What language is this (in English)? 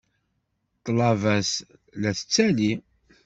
Kabyle